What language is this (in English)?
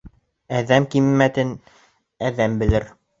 Bashkir